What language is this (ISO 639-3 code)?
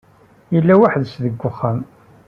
kab